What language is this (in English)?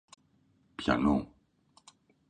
Greek